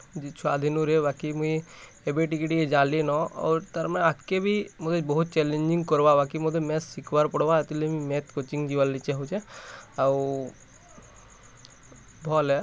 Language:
Odia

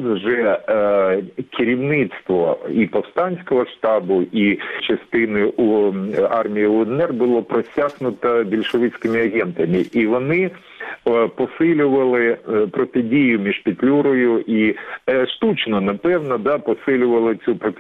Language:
Ukrainian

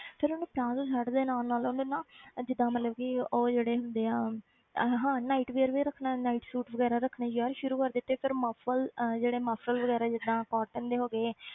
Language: Punjabi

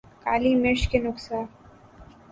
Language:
Urdu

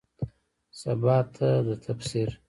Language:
Pashto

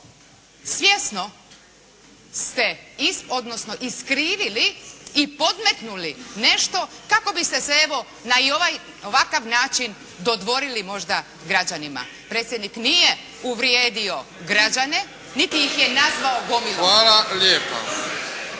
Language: Croatian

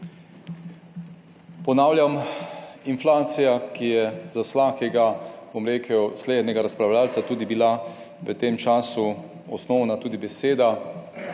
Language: Slovenian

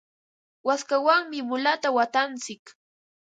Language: Ambo-Pasco Quechua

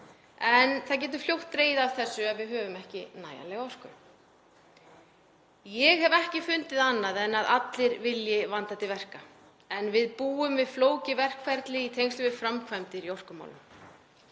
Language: Icelandic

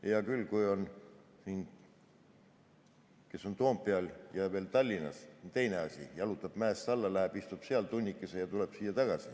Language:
Estonian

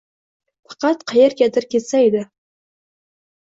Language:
Uzbek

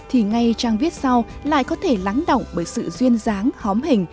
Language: Vietnamese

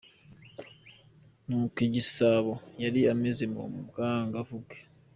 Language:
Kinyarwanda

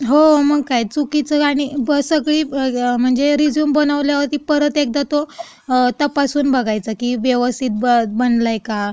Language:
Marathi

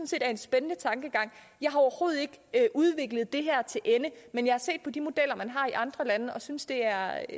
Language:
Danish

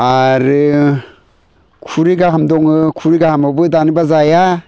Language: Bodo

